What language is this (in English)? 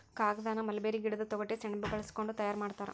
Kannada